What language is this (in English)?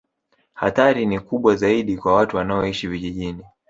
Swahili